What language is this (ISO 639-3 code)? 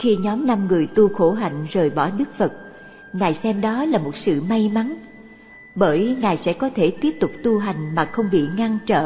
vie